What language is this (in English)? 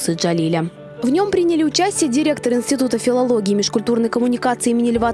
Russian